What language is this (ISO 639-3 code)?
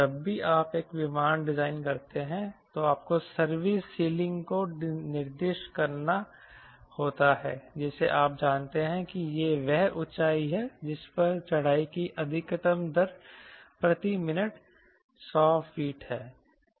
hin